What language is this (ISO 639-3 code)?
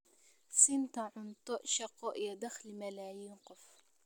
som